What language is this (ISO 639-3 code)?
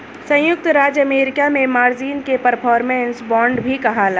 bho